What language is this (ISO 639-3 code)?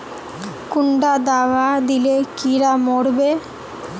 mag